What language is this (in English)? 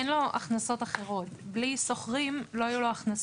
Hebrew